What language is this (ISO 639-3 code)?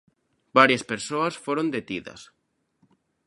glg